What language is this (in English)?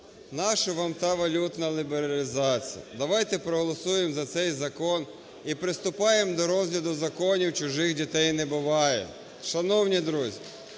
Ukrainian